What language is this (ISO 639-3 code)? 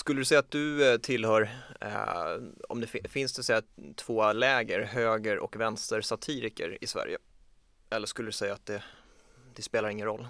swe